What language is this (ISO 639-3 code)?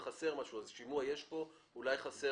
heb